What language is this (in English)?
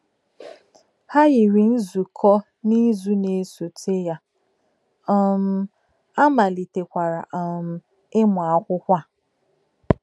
Igbo